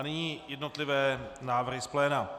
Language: Czech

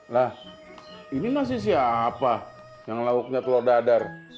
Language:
Indonesian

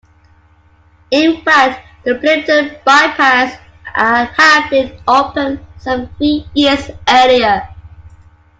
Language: English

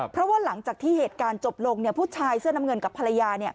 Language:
Thai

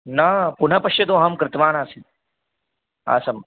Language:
Sanskrit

